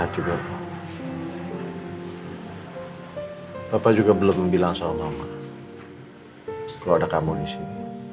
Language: Indonesian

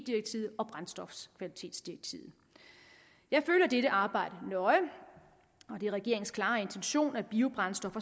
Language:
Danish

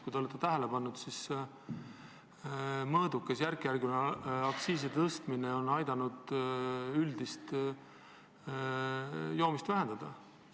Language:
Estonian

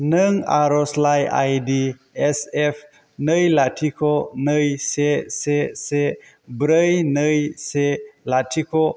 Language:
Bodo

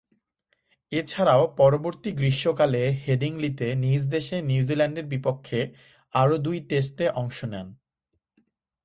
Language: Bangla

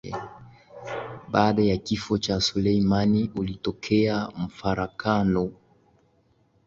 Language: Swahili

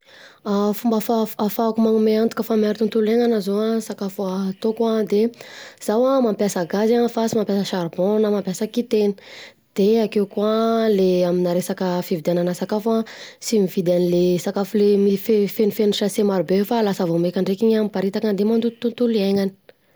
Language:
Southern Betsimisaraka Malagasy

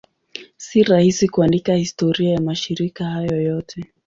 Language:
Swahili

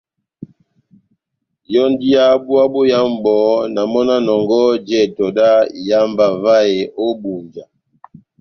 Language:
Batanga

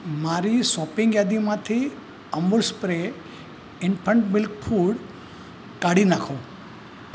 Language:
Gujarati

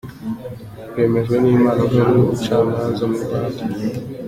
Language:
Kinyarwanda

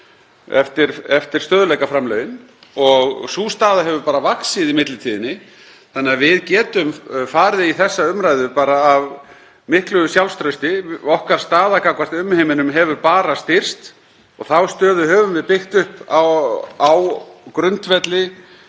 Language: Icelandic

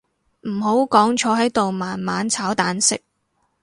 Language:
Cantonese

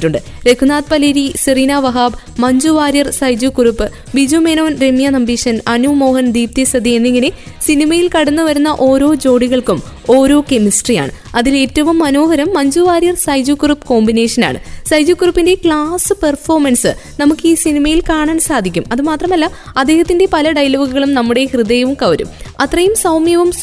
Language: Malayalam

